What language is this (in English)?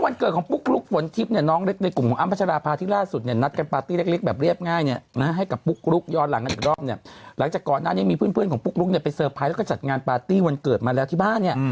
Thai